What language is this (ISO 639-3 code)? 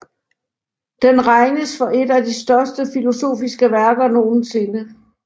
dan